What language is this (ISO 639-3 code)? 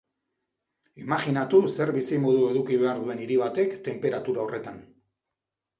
eus